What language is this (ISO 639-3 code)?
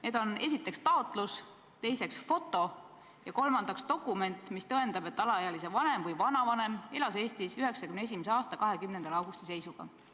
est